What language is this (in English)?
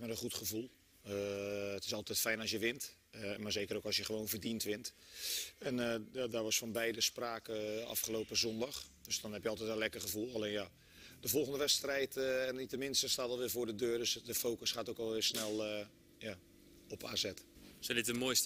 Dutch